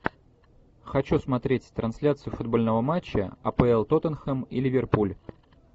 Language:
Russian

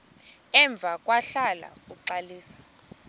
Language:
Xhosa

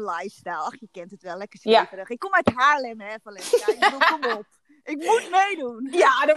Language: Dutch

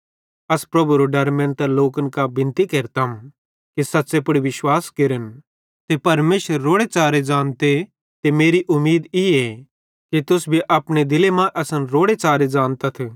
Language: Bhadrawahi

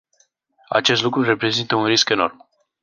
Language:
Romanian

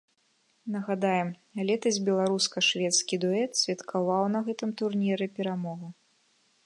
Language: Belarusian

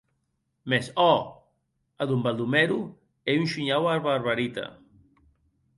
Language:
Occitan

